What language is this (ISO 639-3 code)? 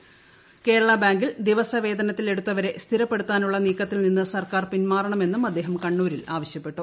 mal